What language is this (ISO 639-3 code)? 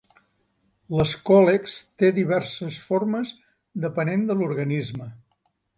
cat